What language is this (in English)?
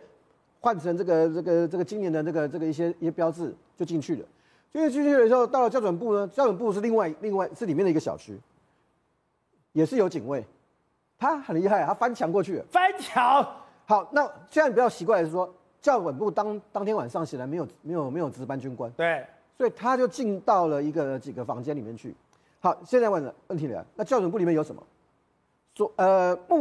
Chinese